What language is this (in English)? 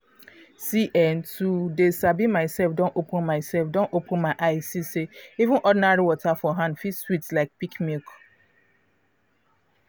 Nigerian Pidgin